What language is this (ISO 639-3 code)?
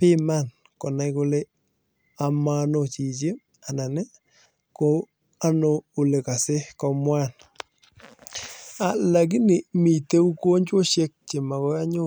kln